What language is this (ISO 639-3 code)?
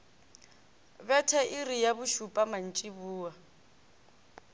nso